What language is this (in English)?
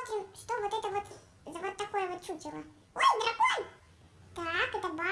Russian